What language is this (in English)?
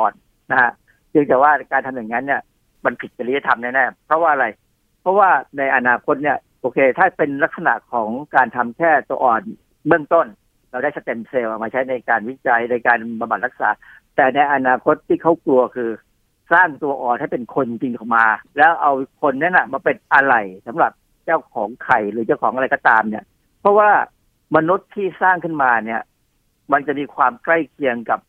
Thai